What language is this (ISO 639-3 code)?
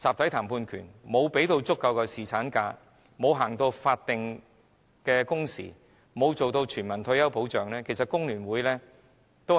yue